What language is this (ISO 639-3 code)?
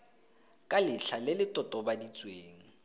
tsn